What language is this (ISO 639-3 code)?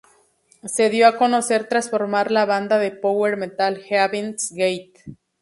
spa